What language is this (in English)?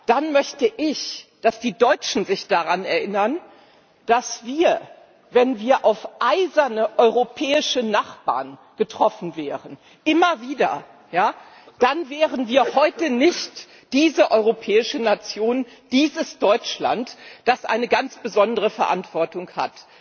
German